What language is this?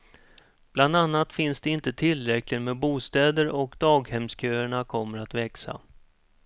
Swedish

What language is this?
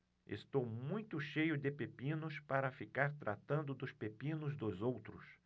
Portuguese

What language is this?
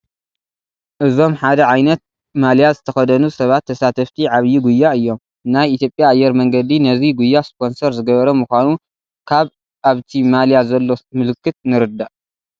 Tigrinya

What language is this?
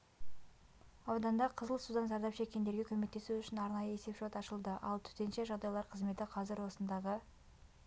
Kazakh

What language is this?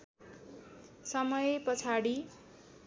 Nepali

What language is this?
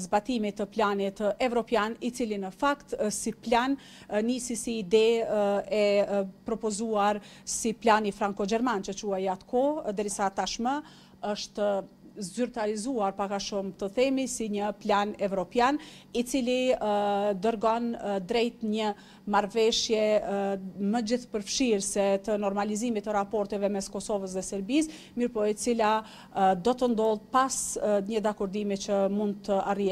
Romanian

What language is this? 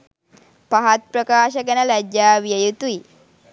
Sinhala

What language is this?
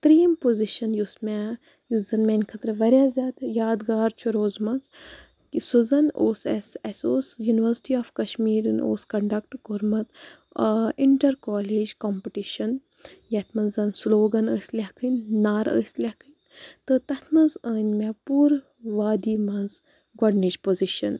Kashmiri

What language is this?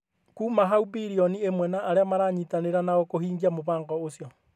Kikuyu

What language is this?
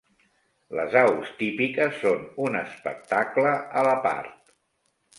Catalan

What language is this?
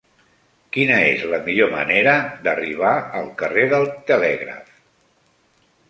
Catalan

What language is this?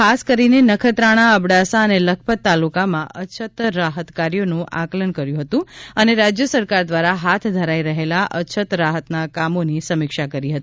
Gujarati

